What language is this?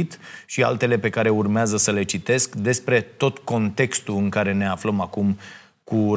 Romanian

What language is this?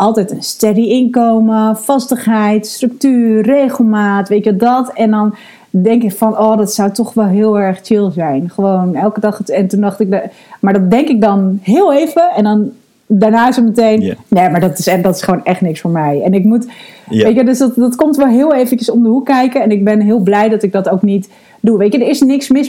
Dutch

